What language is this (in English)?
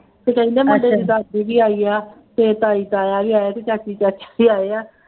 Punjabi